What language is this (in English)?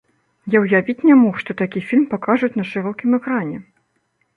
Belarusian